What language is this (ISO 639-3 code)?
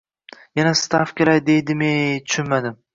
uzb